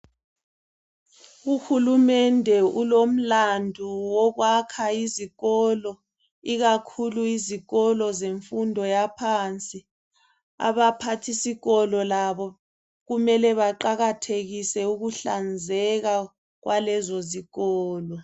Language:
North Ndebele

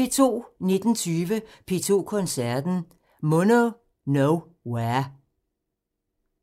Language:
Danish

